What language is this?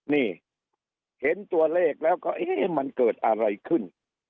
Thai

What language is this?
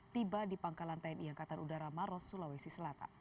Indonesian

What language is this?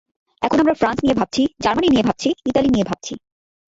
Bangla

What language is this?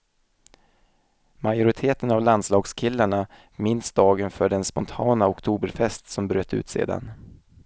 Swedish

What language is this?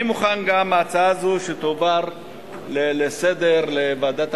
Hebrew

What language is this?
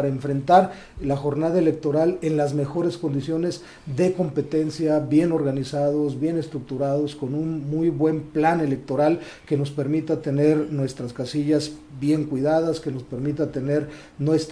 Spanish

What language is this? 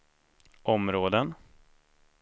Swedish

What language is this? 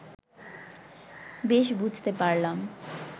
Bangla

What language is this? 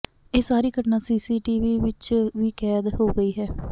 Punjabi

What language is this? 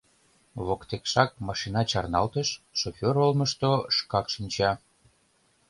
Mari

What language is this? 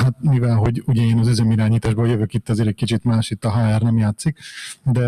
Hungarian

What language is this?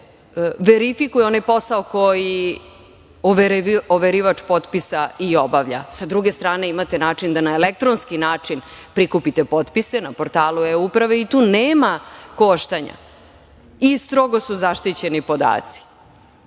Serbian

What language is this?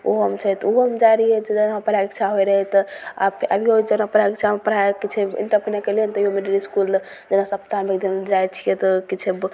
Maithili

